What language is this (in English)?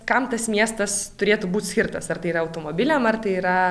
Lithuanian